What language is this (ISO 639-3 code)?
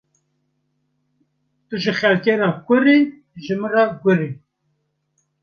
kur